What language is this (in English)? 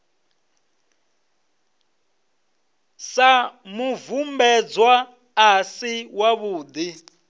Venda